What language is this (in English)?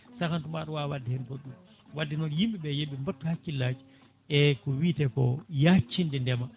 Fula